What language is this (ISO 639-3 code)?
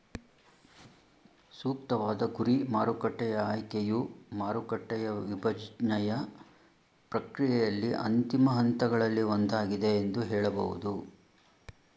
kan